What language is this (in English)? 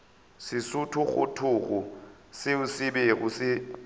Northern Sotho